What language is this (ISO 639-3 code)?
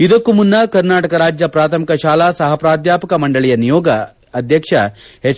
kan